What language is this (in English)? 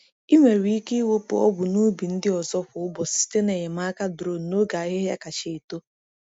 Igbo